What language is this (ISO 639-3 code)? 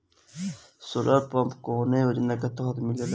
bho